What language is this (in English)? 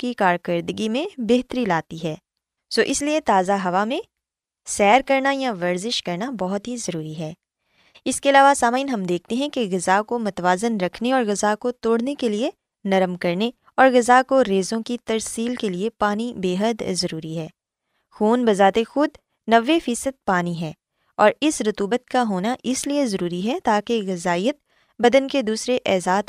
Urdu